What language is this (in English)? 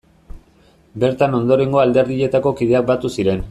Basque